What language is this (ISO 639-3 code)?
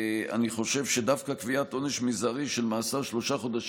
heb